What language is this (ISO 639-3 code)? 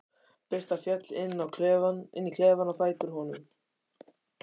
isl